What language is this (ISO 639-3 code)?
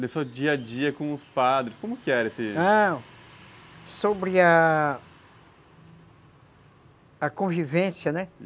por